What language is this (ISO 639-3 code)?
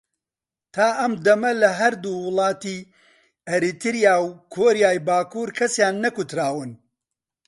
ckb